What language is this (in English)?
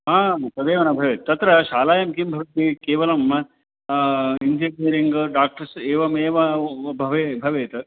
Sanskrit